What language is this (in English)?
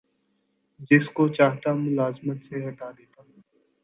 Urdu